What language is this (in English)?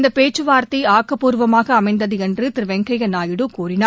Tamil